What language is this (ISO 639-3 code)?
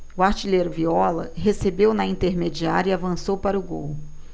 por